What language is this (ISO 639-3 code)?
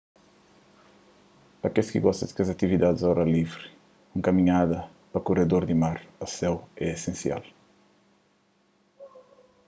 kea